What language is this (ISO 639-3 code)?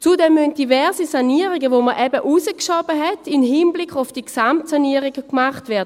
gsw